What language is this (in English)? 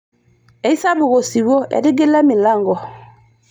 Masai